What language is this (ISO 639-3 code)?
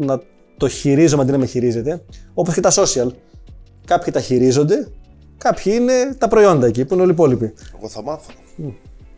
ell